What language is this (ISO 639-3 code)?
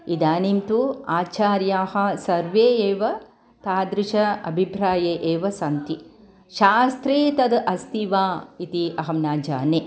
san